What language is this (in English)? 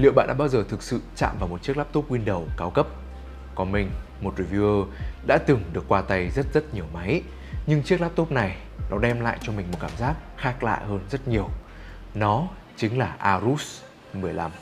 Vietnamese